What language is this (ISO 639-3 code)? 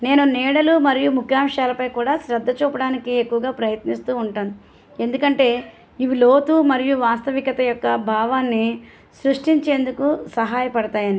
tel